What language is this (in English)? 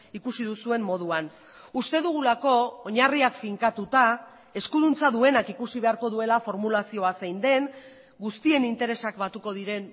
Basque